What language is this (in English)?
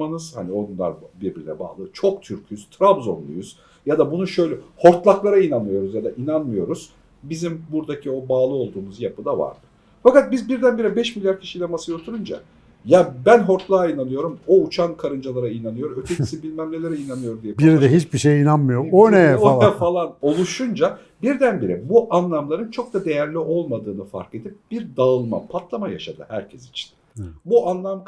Turkish